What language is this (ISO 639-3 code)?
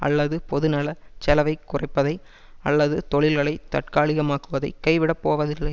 tam